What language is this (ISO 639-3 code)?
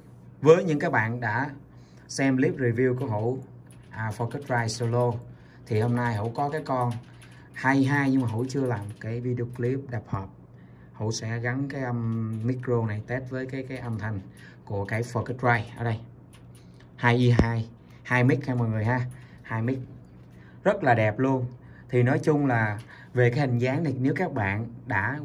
vie